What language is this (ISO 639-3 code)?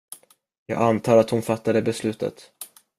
swe